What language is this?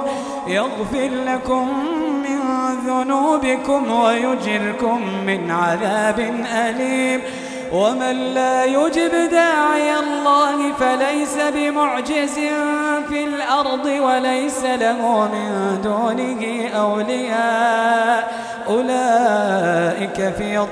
Arabic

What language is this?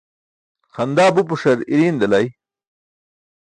Burushaski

